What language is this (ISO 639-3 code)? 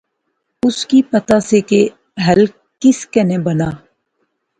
phr